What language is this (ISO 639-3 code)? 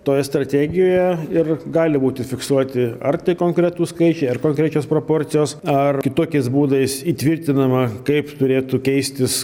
lit